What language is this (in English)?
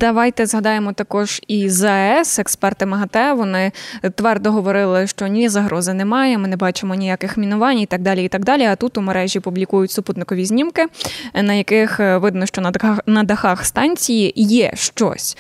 Ukrainian